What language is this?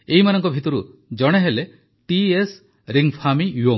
Odia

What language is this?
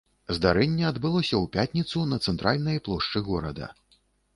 Belarusian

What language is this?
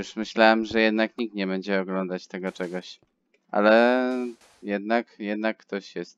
Polish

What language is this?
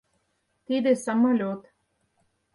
Mari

